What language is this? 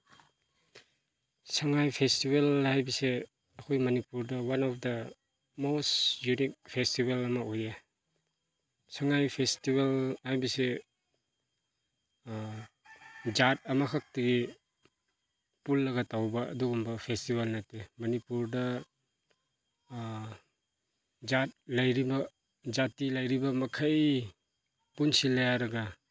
Manipuri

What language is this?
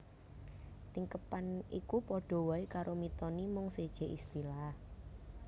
Javanese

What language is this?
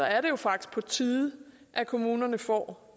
Danish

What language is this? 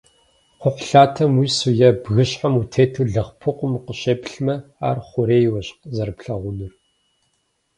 Kabardian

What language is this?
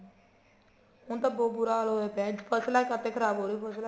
Punjabi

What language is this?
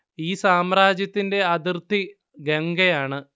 Malayalam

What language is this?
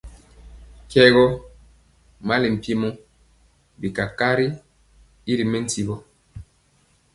Mpiemo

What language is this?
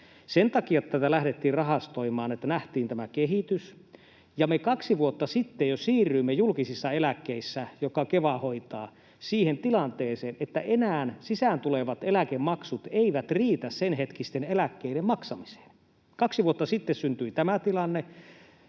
Finnish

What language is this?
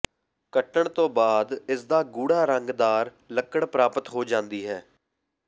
Punjabi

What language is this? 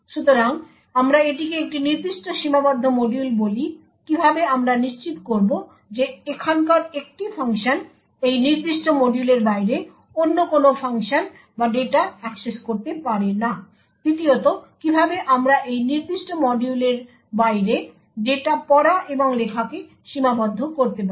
Bangla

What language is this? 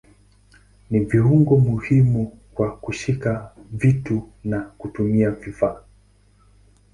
Swahili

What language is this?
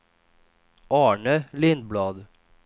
Swedish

